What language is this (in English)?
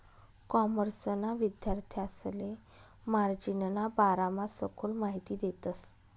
Marathi